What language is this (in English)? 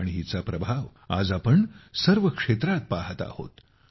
Marathi